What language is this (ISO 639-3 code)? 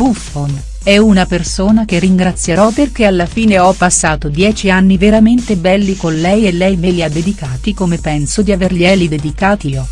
ita